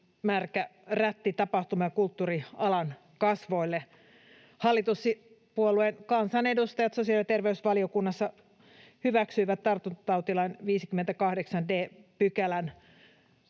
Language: Finnish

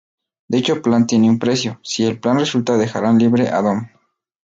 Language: Spanish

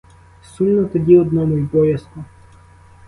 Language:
Ukrainian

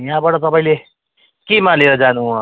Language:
Nepali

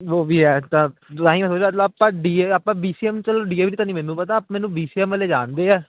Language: Punjabi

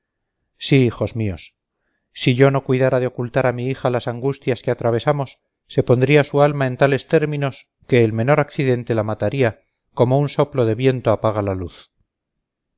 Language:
Spanish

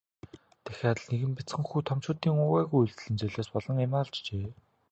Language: Mongolian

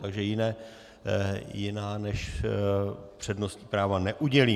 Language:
Czech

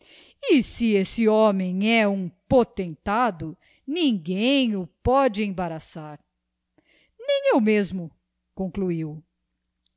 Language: Portuguese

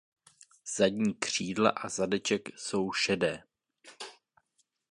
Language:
Czech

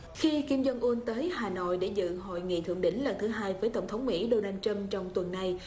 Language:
Vietnamese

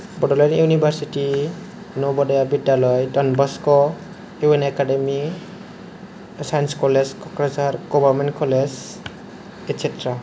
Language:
Bodo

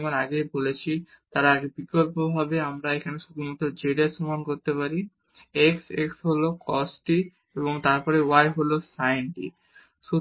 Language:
Bangla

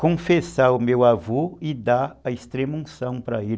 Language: Portuguese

